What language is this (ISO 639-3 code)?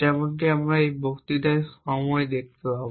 ben